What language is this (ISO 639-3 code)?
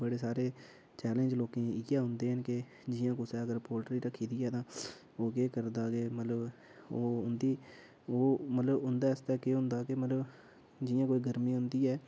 doi